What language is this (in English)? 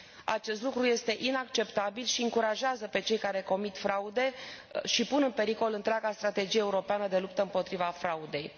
Romanian